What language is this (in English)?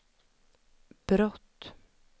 Swedish